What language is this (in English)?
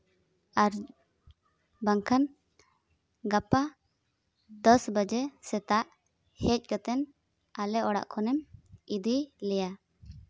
Santali